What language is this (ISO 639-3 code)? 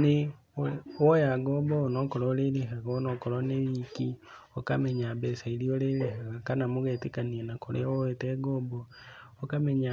kik